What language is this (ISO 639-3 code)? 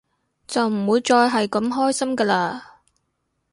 yue